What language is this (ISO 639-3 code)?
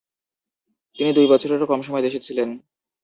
ben